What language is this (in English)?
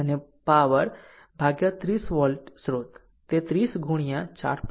Gujarati